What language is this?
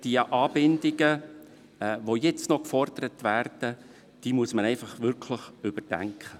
Swiss German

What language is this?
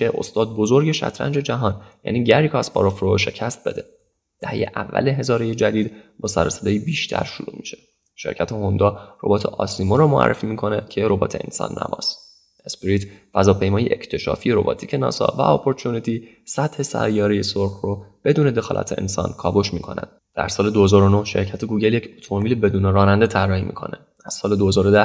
Persian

